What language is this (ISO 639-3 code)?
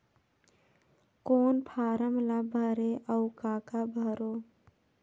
hne